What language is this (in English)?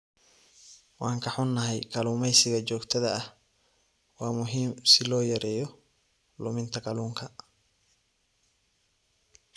Somali